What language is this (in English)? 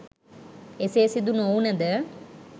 Sinhala